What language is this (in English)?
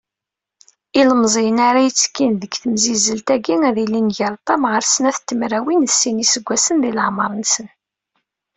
Kabyle